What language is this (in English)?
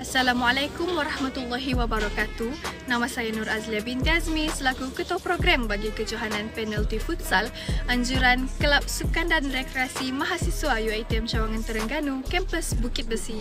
Malay